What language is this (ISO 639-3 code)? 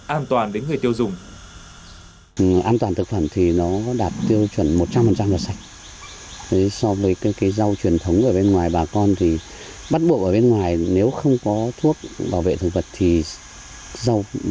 vie